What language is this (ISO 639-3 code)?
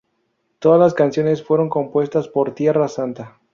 spa